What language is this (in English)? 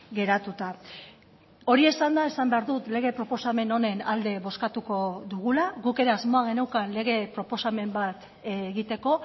Basque